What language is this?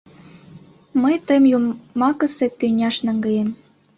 Mari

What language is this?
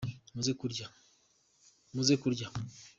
Kinyarwanda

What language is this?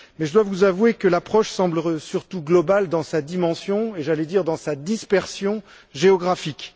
French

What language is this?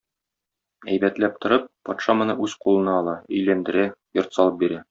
Tatar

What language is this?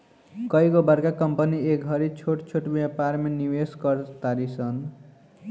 Bhojpuri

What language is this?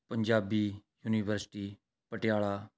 Punjabi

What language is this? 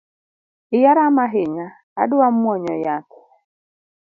Luo (Kenya and Tanzania)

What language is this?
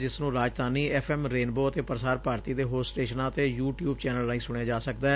Punjabi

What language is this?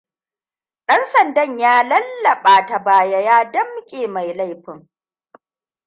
Hausa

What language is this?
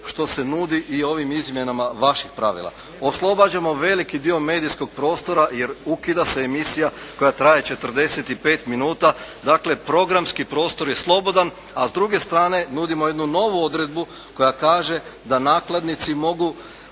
Croatian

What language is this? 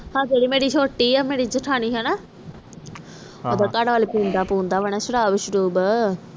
Punjabi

